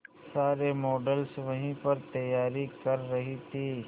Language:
Hindi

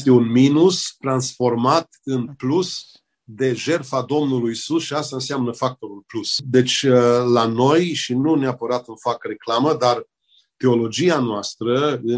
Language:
Romanian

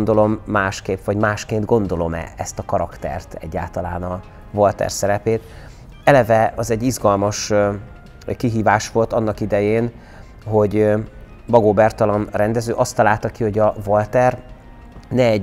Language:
Hungarian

